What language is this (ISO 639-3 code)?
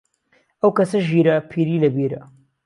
ckb